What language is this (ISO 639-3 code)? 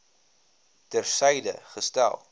afr